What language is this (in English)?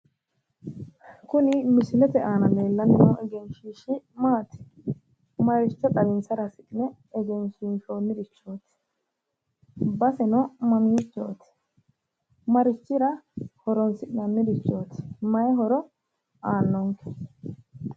Sidamo